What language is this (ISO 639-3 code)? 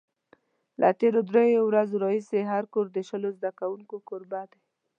pus